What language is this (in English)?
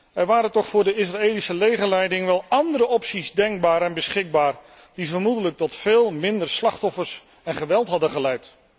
Dutch